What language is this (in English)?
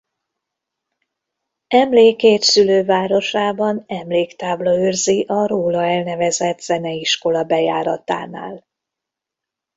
Hungarian